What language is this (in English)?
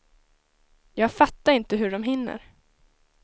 Swedish